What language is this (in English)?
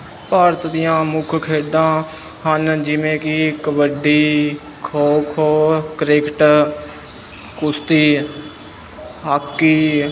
Punjabi